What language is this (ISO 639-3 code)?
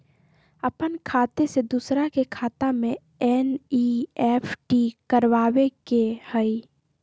mag